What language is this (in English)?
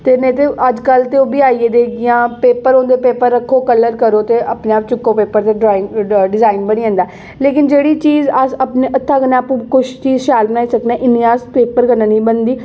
Dogri